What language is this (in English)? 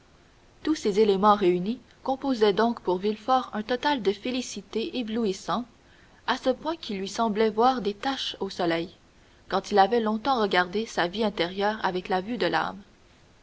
French